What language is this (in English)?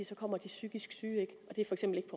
Danish